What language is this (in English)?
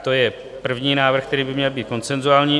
Czech